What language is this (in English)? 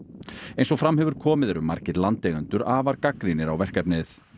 Icelandic